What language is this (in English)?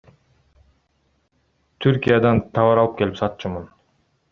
Kyrgyz